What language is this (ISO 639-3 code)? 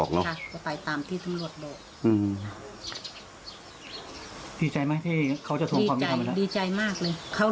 tha